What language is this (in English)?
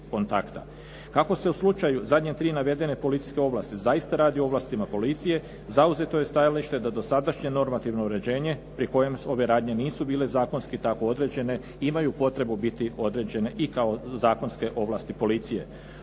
Croatian